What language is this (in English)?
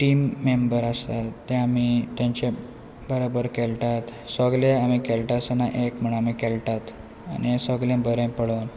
Konkani